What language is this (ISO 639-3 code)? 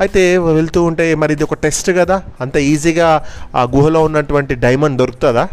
tel